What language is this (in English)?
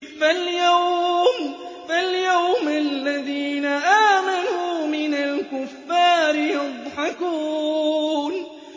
Arabic